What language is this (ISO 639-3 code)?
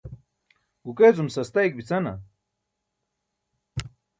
bsk